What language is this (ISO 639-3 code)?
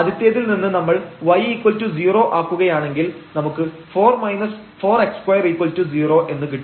mal